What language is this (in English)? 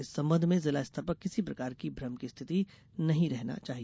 Hindi